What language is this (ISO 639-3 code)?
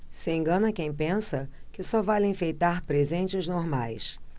por